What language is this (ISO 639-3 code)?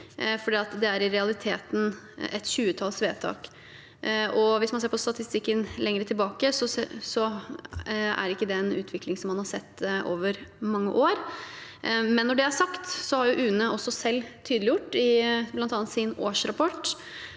nor